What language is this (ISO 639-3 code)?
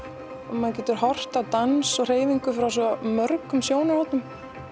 isl